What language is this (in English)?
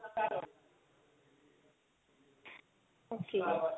Punjabi